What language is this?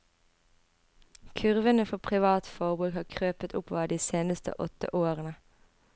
Norwegian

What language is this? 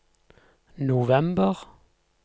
Norwegian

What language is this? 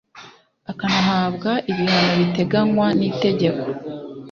Kinyarwanda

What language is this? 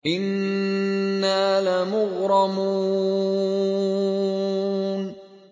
Arabic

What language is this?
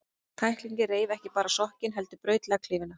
Icelandic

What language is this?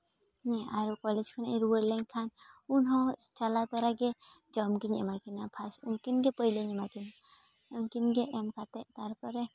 Santali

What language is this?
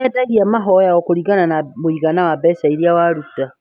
Kikuyu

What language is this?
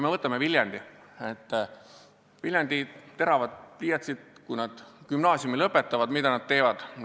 Estonian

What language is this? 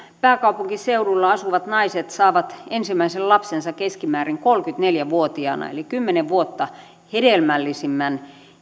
Finnish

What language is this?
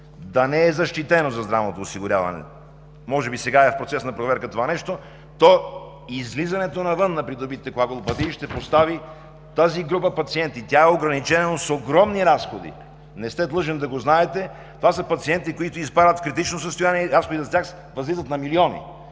Bulgarian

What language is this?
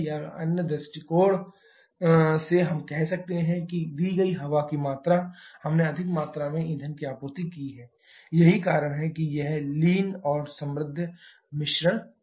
Hindi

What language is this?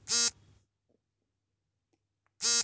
Kannada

